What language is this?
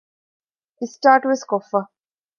Divehi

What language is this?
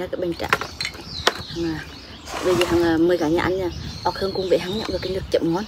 Vietnamese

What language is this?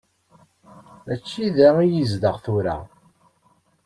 Kabyle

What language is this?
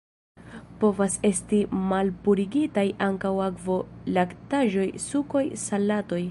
Esperanto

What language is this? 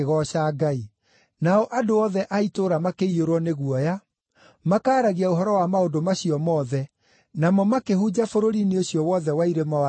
Kikuyu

